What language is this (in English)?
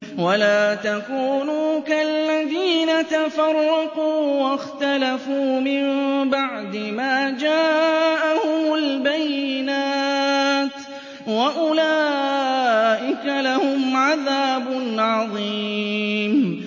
Arabic